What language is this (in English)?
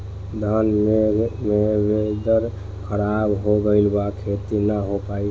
Bhojpuri